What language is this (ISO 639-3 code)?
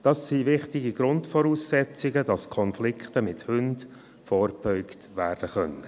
gsw